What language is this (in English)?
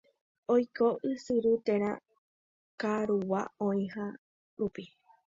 Guarani